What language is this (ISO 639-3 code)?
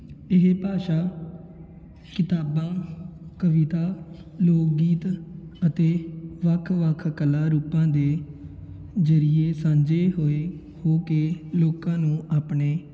pan